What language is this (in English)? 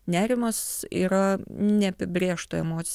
Lithuanian